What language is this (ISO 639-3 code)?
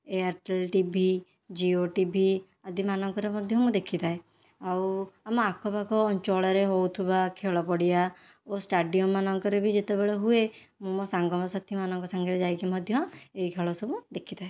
ori